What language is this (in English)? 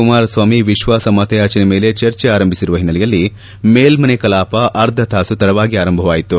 Kannada